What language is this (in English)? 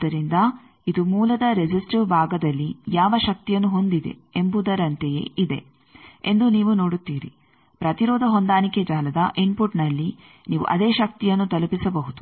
Kannada